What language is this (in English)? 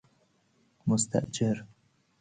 Persian